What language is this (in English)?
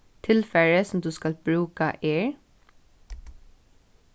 Faroese